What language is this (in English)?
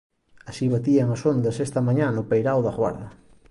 Galician